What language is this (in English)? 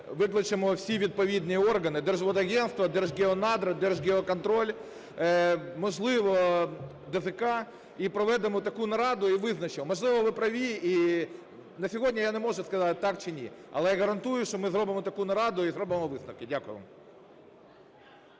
Ukrainian